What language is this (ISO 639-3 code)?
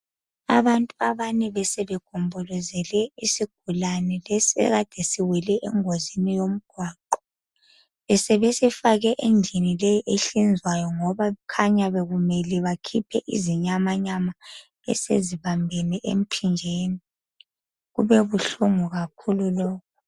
nde